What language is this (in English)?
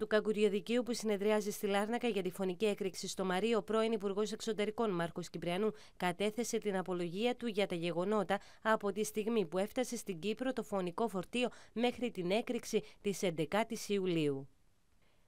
Greek